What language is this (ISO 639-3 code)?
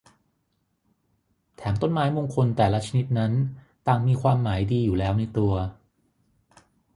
tha